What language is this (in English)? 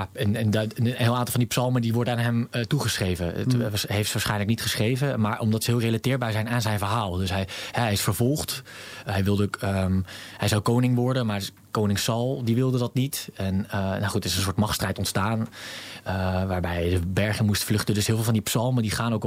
Dutch